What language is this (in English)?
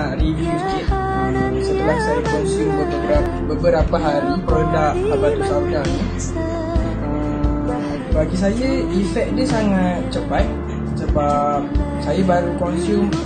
Malay